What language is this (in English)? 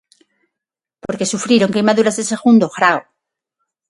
Galician